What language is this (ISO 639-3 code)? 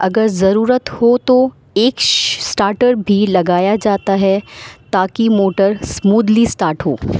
urd